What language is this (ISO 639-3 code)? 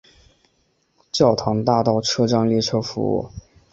zho